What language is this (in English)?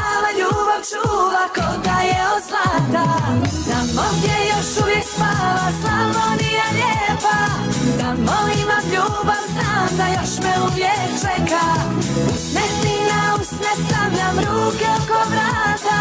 Croatian